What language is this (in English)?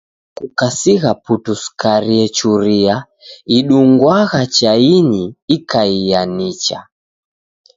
Taita